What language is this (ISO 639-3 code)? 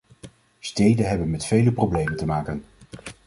nld